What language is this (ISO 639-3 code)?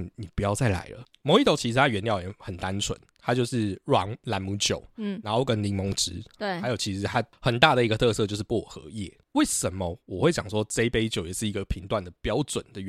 zho